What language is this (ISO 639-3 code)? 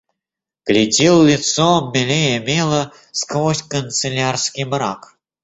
rus